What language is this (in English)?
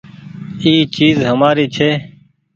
Goaria